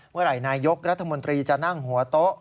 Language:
Thai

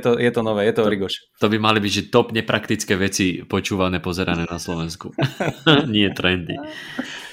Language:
Slovak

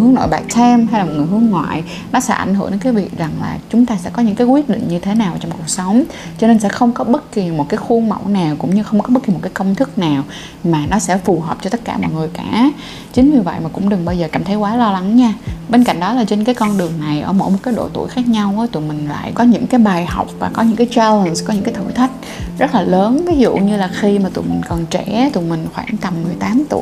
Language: Vietnamese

